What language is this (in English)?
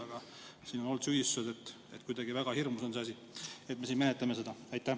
Estonian